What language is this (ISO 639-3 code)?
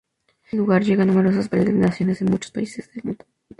spa